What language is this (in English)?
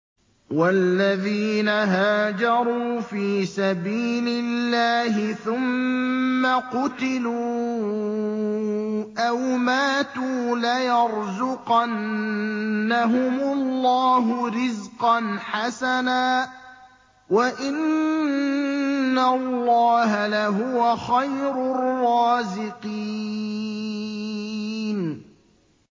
Arabic